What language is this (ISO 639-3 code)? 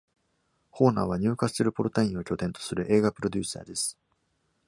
jpn